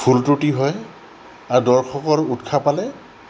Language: Assamese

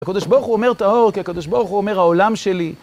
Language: Hebrew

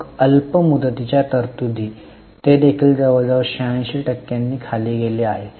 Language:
Marathi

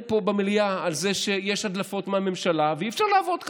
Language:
Hebrew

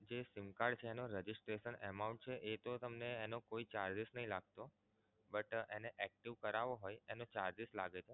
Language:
Gujarati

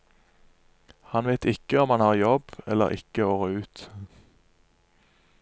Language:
Norwegian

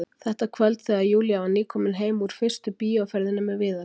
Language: Icelandic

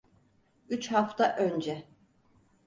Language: Turkish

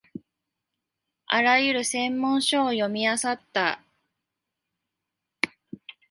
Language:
Japanese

